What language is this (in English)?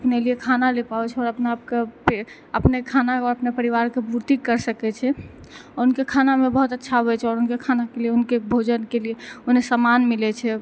Maithili